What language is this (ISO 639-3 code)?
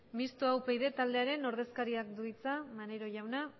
eus